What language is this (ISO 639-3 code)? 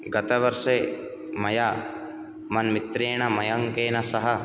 san